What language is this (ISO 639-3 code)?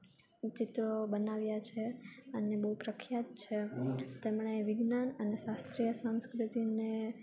guj